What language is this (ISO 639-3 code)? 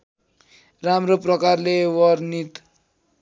nep